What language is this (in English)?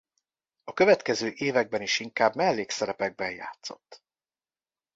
Hungarian